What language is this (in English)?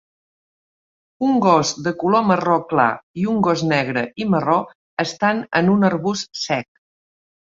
Catalan